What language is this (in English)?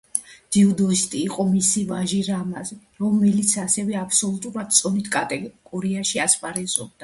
Georgian